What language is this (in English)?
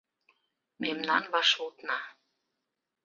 Mari